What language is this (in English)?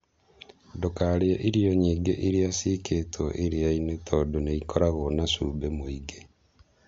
Kikuyu